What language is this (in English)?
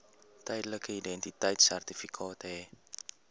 Afrikaans